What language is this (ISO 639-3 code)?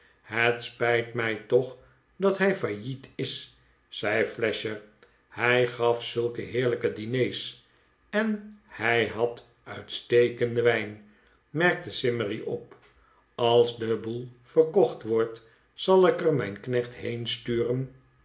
nld